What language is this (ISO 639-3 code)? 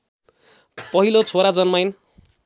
nep